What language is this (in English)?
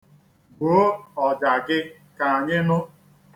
Igbo